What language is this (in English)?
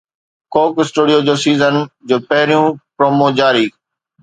Sindhi